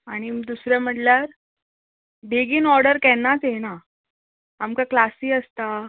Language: Konkani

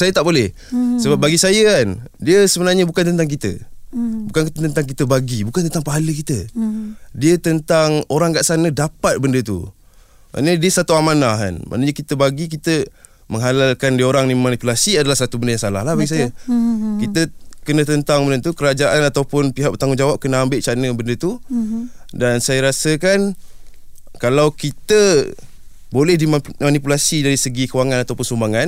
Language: Malay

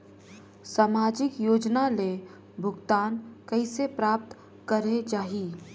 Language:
Chhattisgarhi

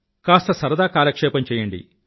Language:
Telugu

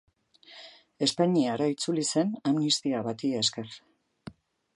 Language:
Basque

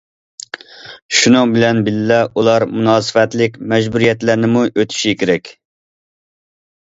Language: Uyghur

